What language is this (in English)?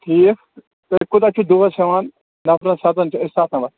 Kashmiri